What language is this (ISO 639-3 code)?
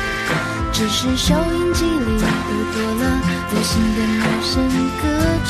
zho